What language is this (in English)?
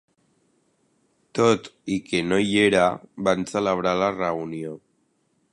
Catalan